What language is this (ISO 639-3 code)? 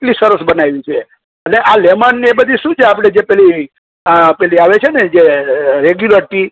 guj